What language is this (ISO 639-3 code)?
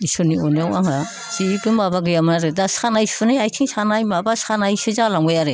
brx